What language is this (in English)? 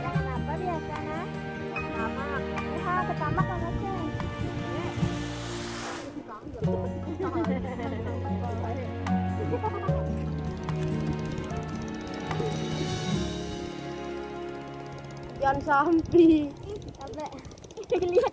Indonesian